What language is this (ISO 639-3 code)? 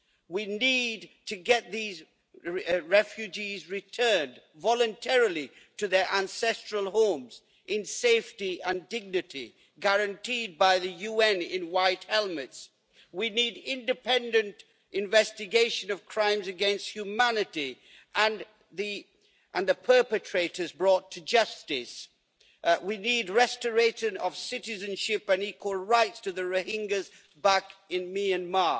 eng